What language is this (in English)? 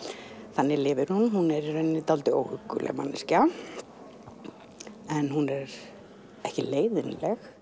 Icelandic